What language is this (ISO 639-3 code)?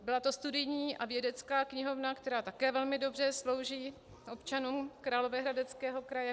ces